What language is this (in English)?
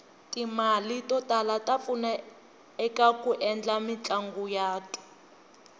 Tsonga